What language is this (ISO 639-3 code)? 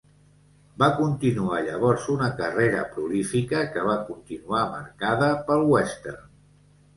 cat